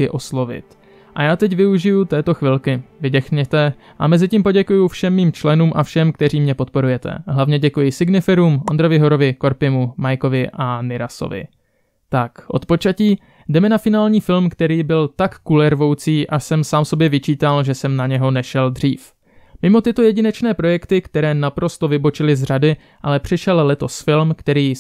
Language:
Czech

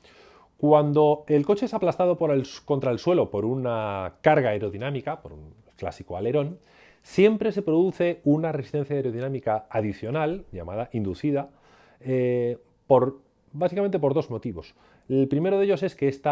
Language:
Spanish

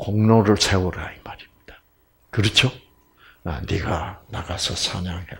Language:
Korean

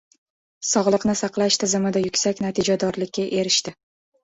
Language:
Uzbek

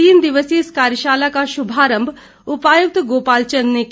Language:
Hindi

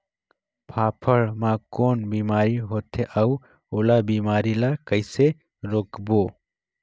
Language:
Chhattisgarhi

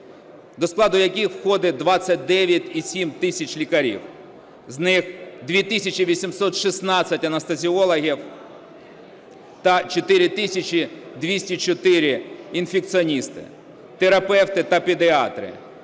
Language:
Ukrainian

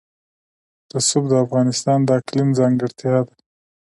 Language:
Pashto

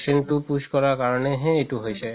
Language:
Assamese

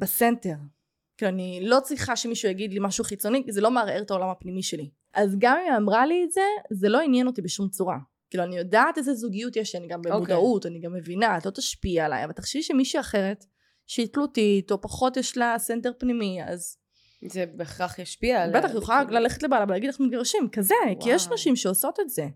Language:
Hebrew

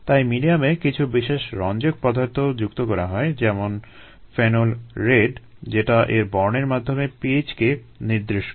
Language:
Bangla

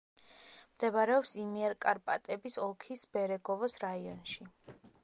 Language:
Georgian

